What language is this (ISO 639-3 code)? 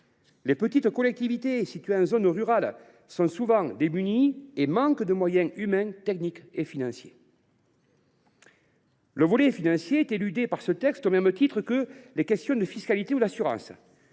fra